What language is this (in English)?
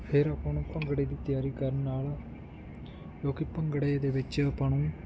Punjabi